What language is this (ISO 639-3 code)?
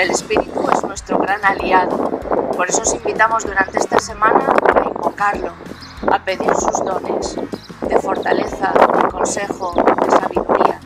spa